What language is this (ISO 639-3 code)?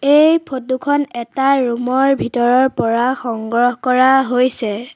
asm